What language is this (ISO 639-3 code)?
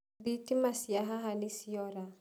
kik